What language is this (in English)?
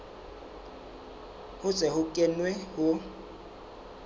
Southern Sotho